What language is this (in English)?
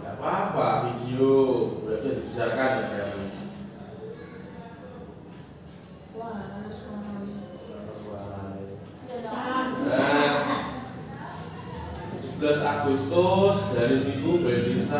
Indonesian